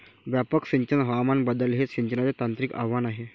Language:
Marathi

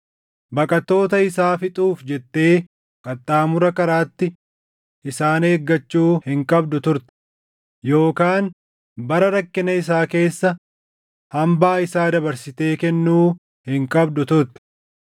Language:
Oromo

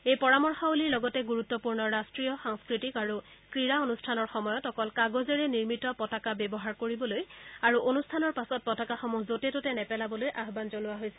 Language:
Assamese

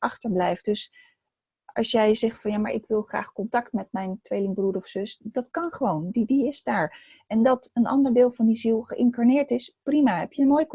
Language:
Dutch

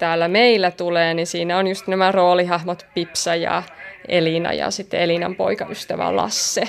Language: Finnish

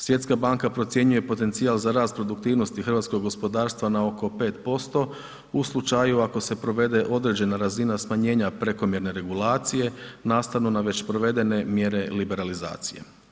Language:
Croatian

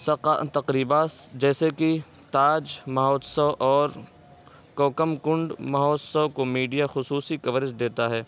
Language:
Urdu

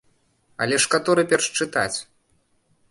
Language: Belarusian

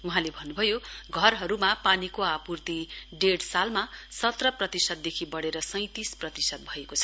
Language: Nepali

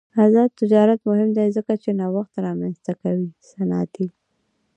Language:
Pashto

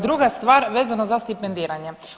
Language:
Croatian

